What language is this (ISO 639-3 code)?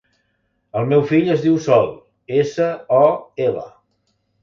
cat